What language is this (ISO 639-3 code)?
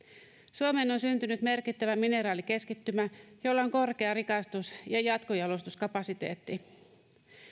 fin